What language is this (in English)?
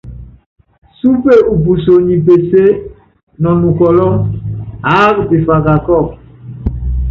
Yangben